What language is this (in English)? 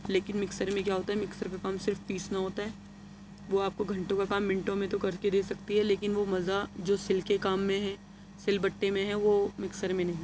Urdu